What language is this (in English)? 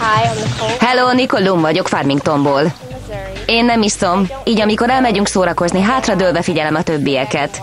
Hungarian